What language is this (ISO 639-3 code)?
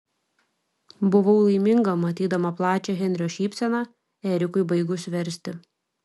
lit